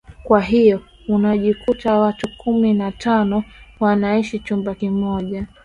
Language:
Swahili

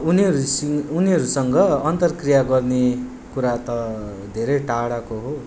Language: Nepali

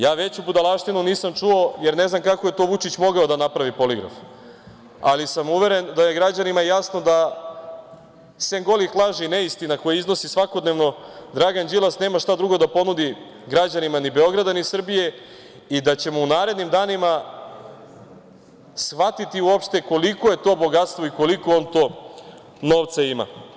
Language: Serbian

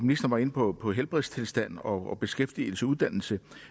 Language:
Danish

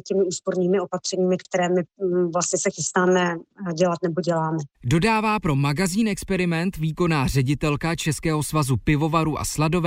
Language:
Czech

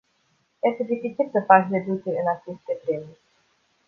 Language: Romanian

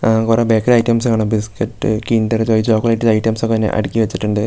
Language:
Malayalam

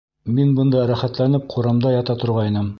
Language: Bashkir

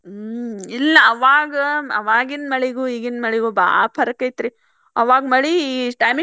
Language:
Kannada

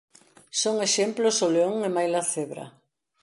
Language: Galician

